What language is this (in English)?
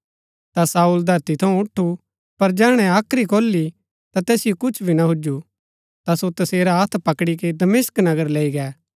Gaddi